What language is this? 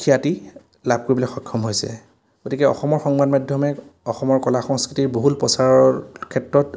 Assamese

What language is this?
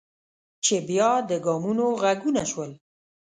Pashto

